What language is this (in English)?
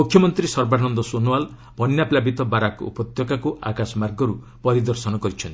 Odia